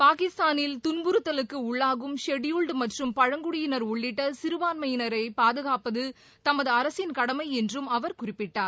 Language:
Tamil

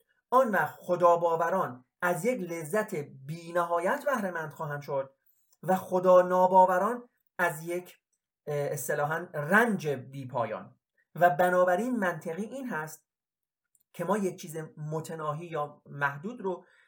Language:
Persian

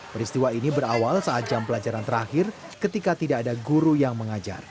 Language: Indonesian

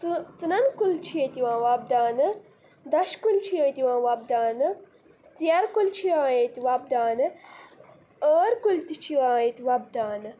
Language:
Kashmiri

